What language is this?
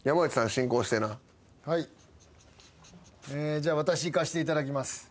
Japanese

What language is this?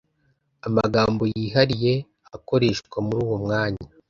Kinyarwanda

